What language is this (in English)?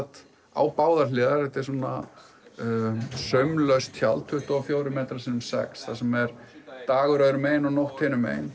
Icelandic